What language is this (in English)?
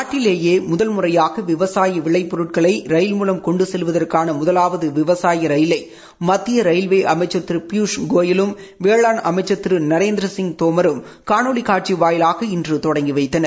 Tamil